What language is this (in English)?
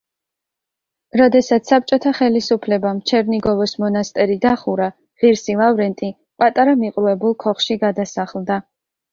Georgian